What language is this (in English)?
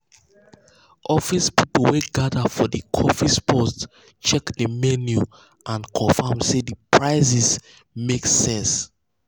Nigerian Pidgin